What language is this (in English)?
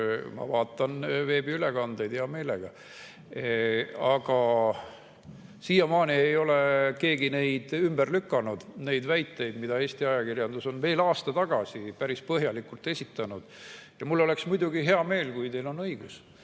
Estonian